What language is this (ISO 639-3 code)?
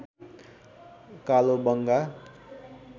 nep